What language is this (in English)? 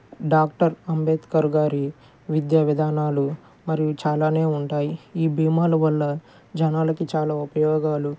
Telugu